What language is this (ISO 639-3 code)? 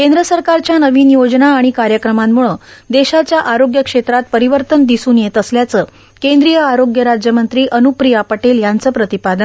mar